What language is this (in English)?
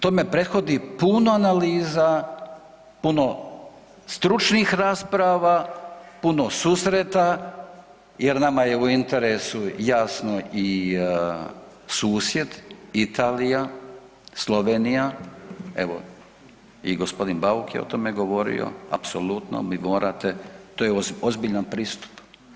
Croatian